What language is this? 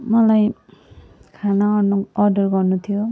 Nepali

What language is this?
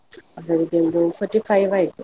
Kannada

